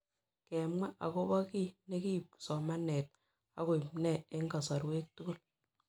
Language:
Kalenjin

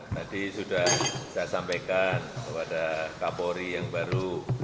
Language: Indonesian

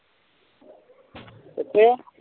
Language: Punjabi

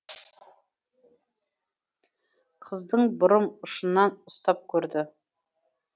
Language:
Kazakh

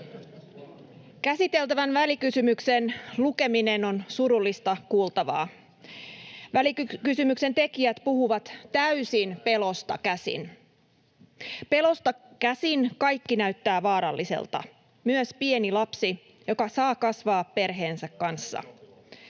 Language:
Finnish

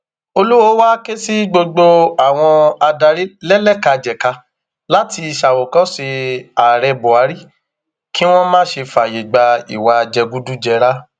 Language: Yoruba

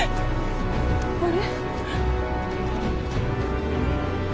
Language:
Japanese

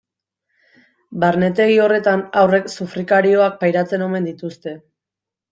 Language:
Basque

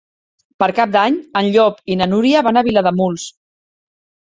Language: Catalan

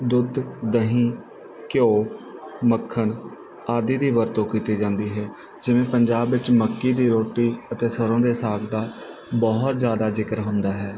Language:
Punjabi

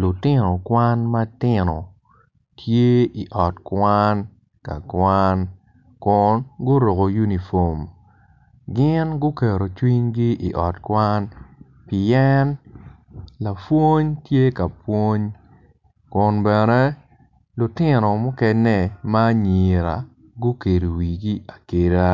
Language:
Acoli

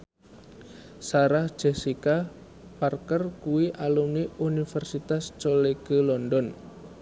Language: Javanese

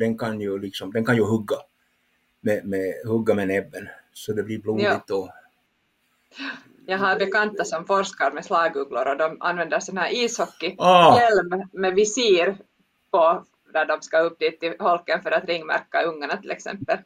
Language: Swedish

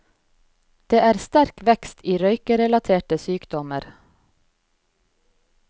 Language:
Norwegian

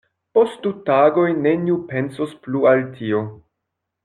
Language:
Esperanto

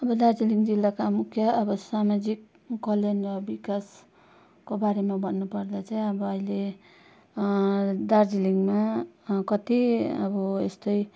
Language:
Nepali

